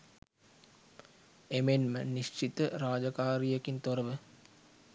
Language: Sinhala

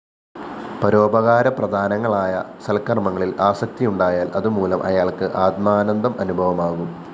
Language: Malayalam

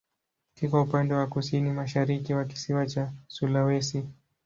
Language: Swahili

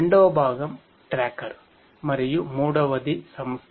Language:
Telugu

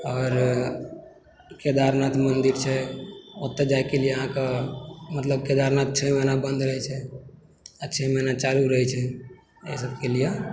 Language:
Maithili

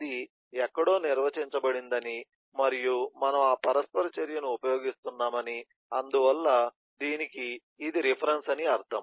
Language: Telugu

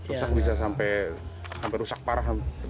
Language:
Indonesian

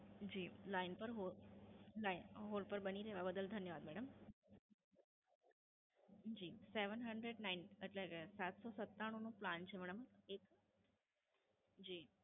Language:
Gujarati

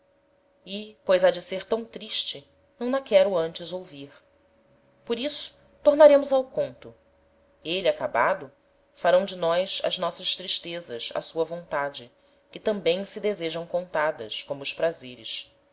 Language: Portuguese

